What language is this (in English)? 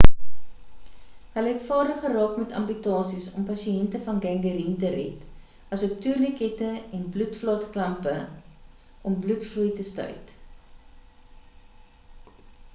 Afrikaans